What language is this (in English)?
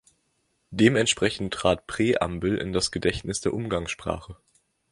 German